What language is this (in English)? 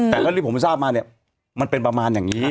Thai